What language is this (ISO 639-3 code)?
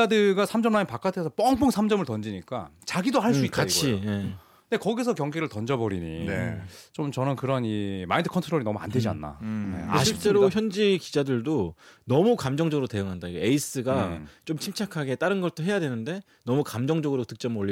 kor